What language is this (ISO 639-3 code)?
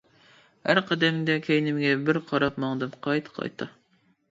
uig